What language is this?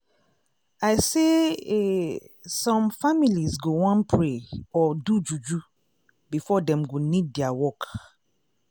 Nigerian Pidgin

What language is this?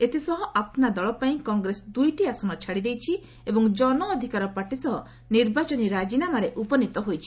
Odia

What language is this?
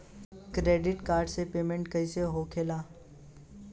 Bhojpuri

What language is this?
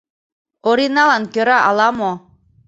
Mari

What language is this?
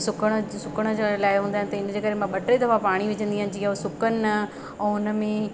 Sindhi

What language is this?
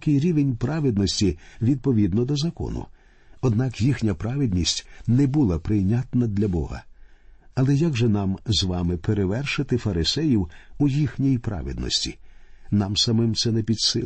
Ukrainian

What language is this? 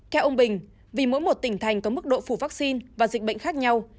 Vietnamese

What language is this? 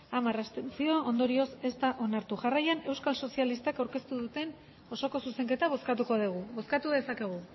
Basque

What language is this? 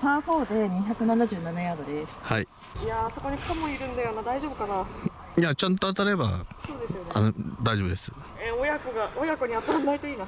Japanese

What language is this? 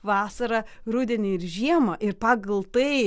Lithuanian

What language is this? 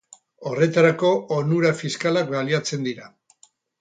Basque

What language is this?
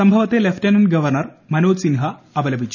Malayalam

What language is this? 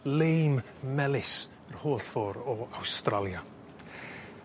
Welsh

